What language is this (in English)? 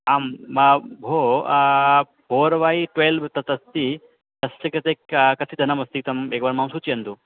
Sanskrit